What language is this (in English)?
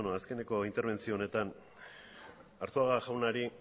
Basque